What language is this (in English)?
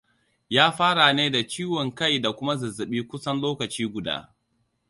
Hausa